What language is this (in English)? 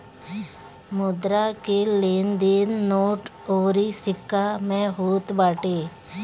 Bhojpuri